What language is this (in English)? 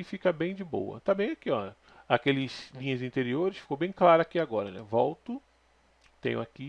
Portuguese